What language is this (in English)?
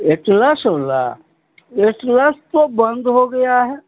Hindi